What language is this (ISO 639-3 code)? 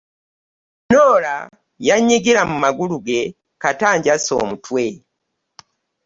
lug